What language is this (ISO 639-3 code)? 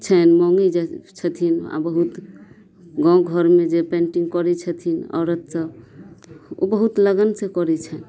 mai